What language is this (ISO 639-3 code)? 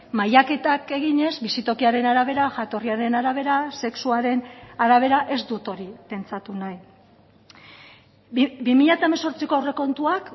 eus